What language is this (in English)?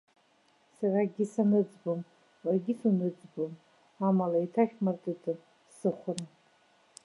Abkhazian